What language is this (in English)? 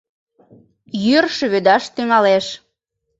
Mari